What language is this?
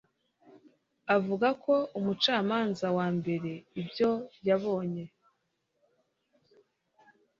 Kinyarwanda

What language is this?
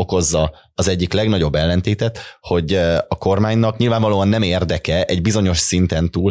Hungarian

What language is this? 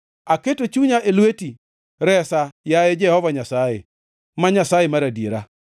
Luo (Kenya and Tanzania)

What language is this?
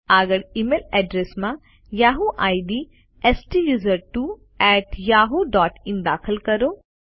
Gujarati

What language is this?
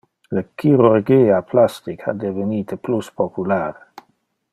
Interlingua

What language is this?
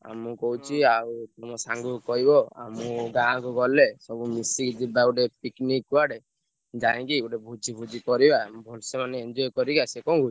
Odia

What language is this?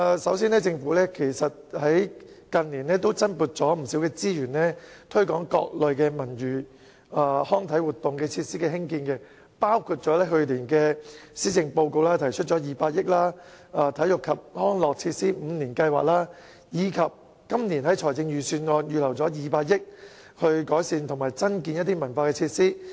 Cantonese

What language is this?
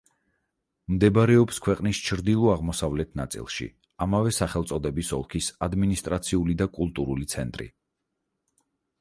Georgian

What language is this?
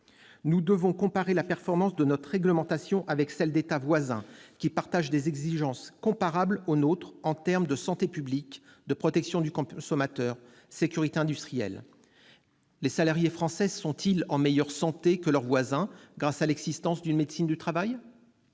French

